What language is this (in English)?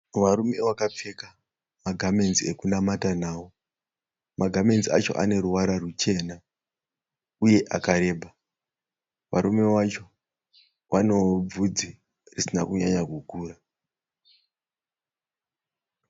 Shona